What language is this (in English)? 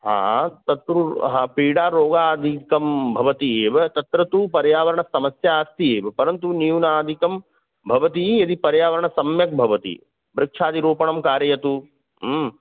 Sanskrit